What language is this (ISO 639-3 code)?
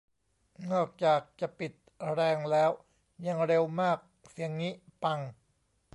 tha